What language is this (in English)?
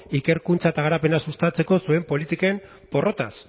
Basque